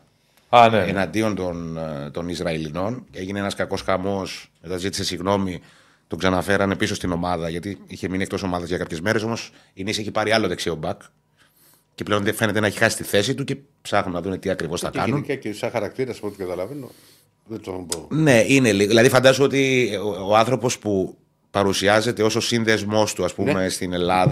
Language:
Greek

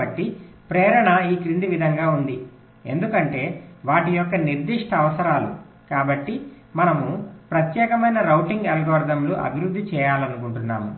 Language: Telugu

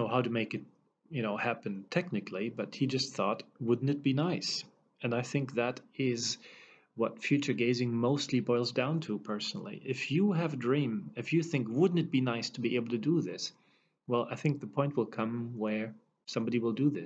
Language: English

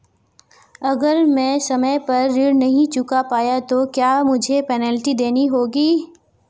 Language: Hindi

